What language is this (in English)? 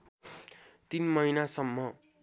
Nepali